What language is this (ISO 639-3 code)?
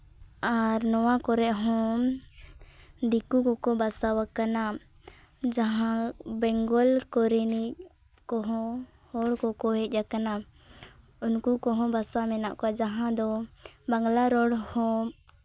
sat